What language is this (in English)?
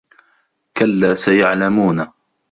Arabic